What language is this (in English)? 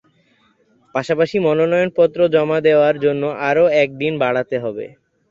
Bangla